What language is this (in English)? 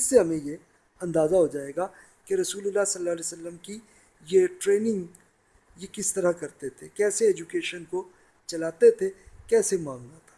Urdu